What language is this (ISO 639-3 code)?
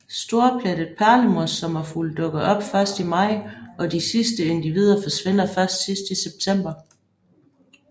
dan